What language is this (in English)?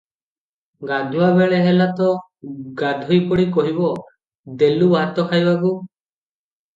Odia